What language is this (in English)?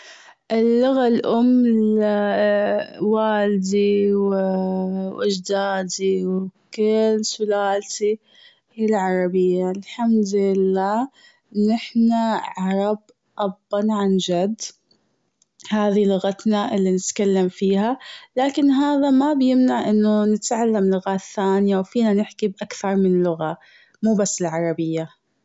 Gulf Arabic